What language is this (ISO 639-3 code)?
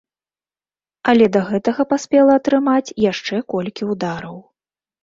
bel